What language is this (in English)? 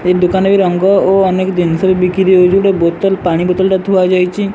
Odia